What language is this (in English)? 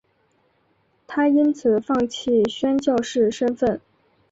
Chinese